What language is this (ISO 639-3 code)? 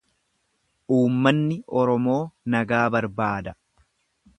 orm